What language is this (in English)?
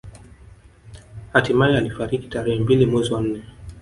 Swahili